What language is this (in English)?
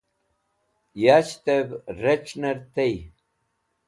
Wakhi